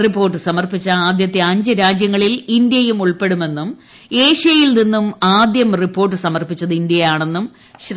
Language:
Malayalam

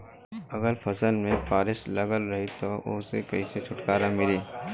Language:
Bhojpuri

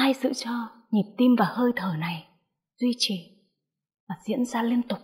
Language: Vietnamese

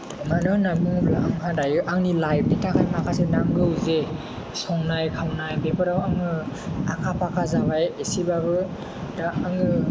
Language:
Bodo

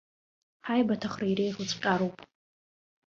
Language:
Abkhazian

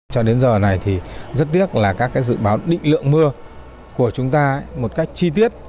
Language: Vietnamese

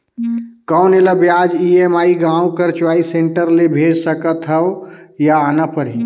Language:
Chhattisgarhi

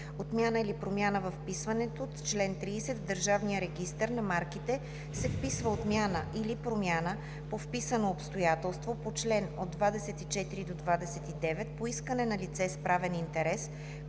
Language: Bulgarian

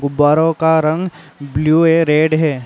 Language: Hindi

